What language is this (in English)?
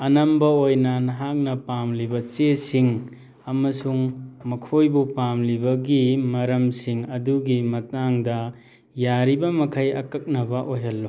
Manipuri